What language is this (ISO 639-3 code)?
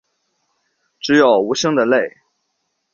zho